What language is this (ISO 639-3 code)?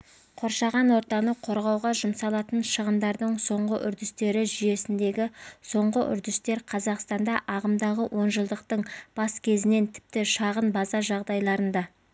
kaz